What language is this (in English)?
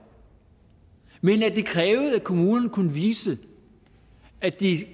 Danish